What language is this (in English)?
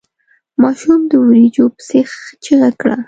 Pashto